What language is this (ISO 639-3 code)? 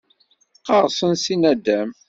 kab